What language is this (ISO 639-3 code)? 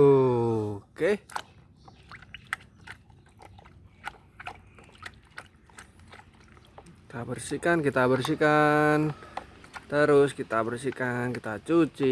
ind